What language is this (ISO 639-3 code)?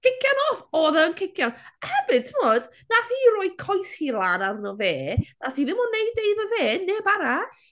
cym